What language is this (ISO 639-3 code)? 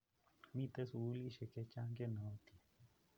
kln